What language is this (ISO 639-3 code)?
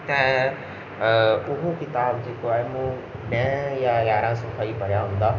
snd